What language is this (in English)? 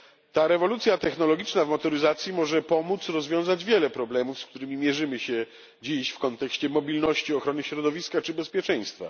Polish